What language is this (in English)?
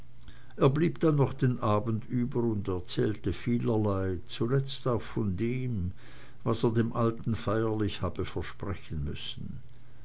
German